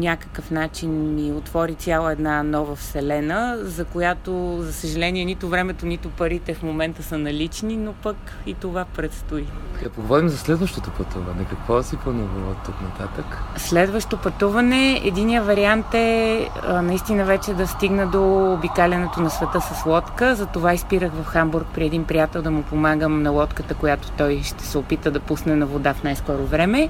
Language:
Bulgarian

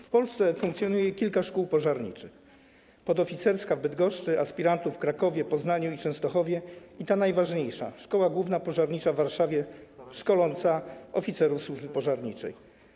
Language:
Polish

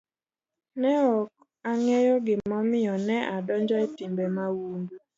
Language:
Luo (Kenya and Tanzania)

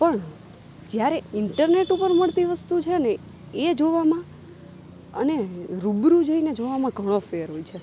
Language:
Gujarati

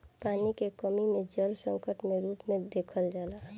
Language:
Bhojpuri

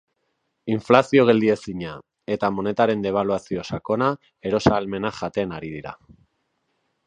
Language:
Basque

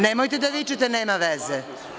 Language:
Serbian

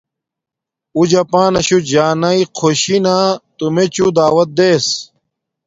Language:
Domaaki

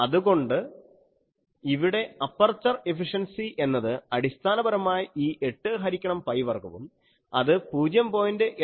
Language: Malayalam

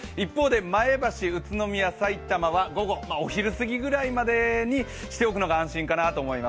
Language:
Japanese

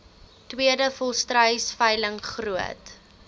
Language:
Afrikaans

